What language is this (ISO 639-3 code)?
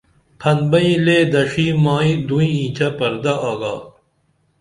dml